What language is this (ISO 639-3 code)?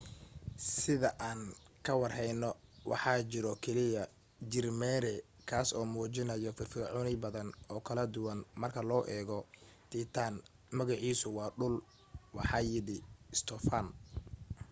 som